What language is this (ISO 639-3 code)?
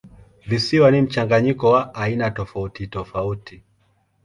swa